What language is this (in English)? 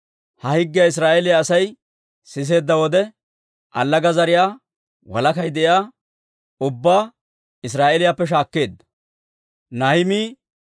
Dawro